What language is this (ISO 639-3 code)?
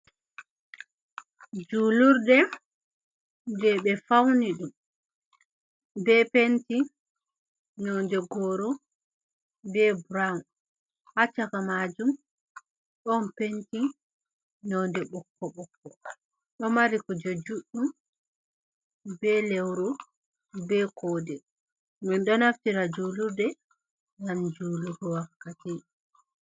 ful